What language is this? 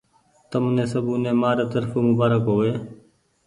Goaria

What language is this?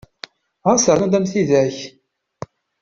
Kabyle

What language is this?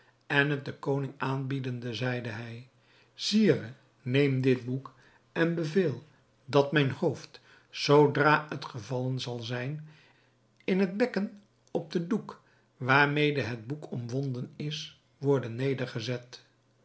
Dutch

